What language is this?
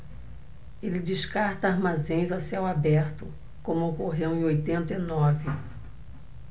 Portuguese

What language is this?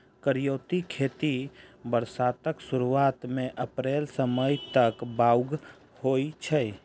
Maithili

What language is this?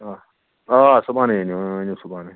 Kashmiri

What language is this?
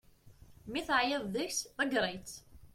Kabyle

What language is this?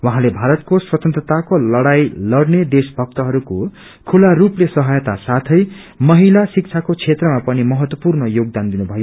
Nepali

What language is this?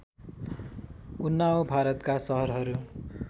Nepali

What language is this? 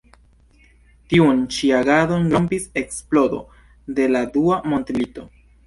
Esperanto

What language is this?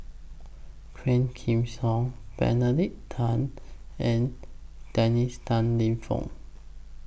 English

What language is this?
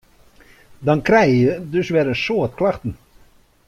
Western Frisian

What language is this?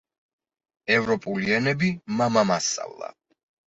Georgian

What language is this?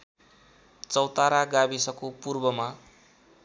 Nepali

